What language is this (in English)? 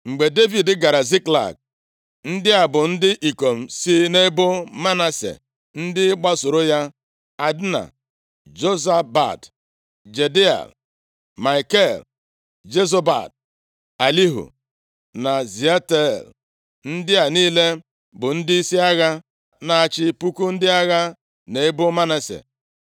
Igbo